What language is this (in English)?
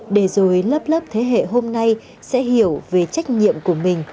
Vietnamese